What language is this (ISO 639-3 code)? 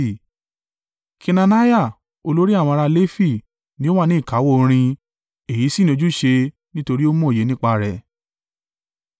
yor